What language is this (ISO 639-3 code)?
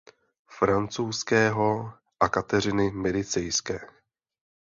ces